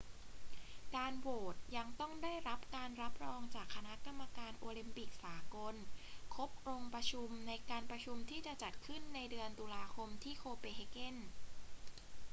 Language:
Thai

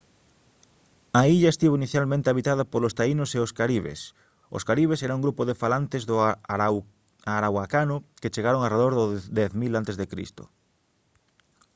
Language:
Galician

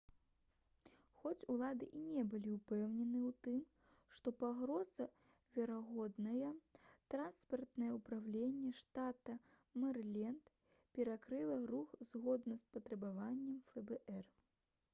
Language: Belarusian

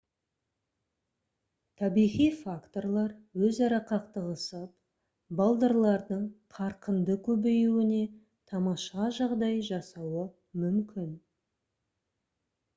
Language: Kazakh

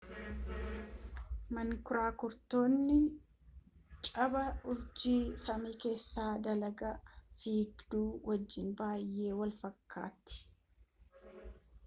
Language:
Oromo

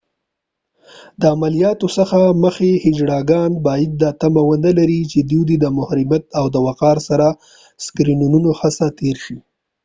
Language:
Pashto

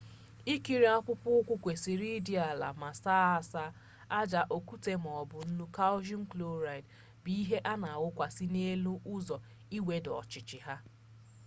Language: Igbo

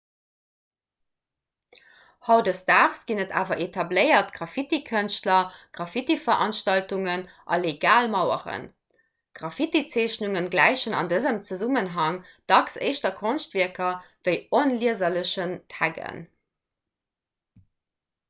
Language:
Luxembourgish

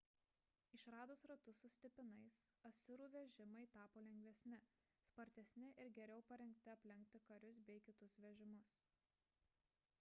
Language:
Lithuanian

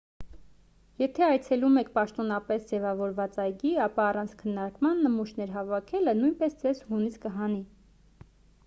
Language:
Armenian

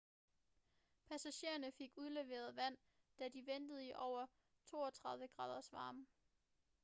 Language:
Danish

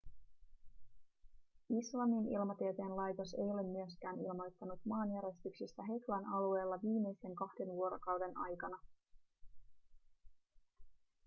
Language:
Finnish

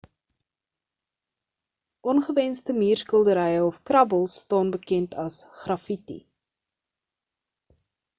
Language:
Afrikaans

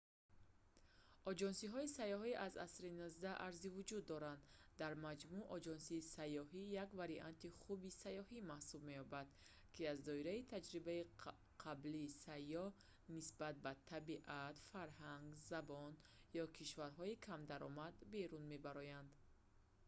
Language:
Tajik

